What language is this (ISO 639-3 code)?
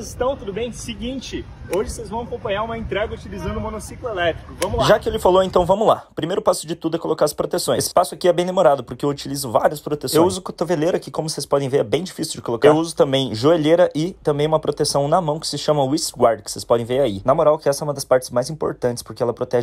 por